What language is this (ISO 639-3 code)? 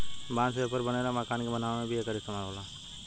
bho